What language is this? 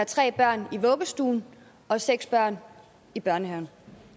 Danish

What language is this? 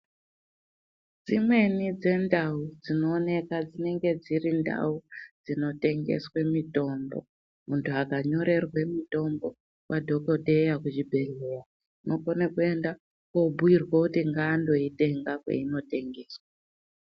Ndau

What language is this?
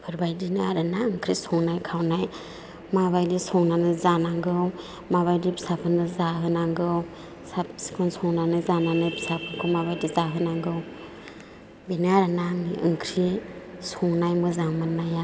Bodo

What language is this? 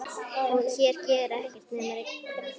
Icelandic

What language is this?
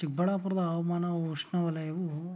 Kannada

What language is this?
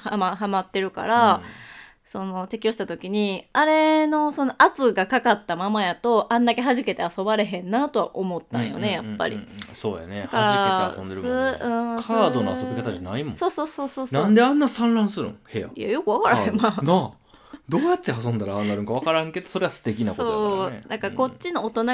Japanese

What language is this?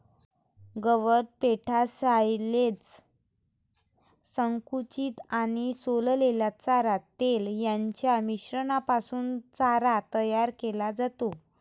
Marathi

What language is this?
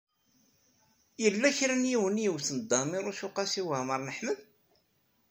Kabyle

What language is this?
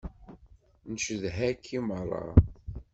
Kabyle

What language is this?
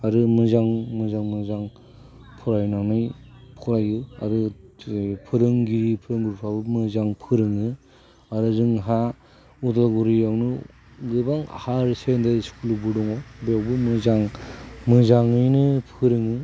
Bodo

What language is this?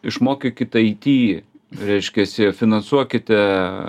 Lithuanian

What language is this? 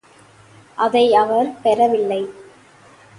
Tamil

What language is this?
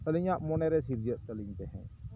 Santali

